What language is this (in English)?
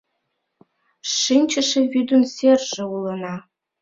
Mari